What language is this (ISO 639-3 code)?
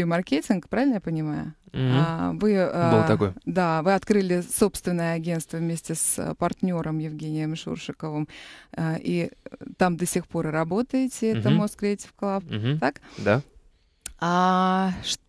rus